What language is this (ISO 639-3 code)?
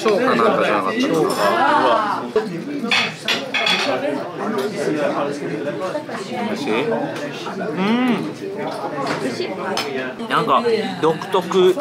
jpn